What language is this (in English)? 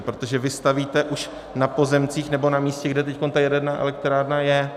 Czech